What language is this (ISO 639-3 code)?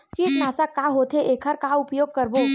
hne